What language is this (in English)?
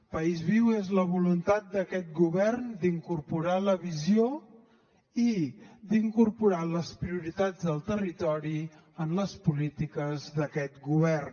Catalan